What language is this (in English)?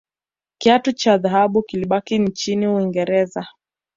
Swahili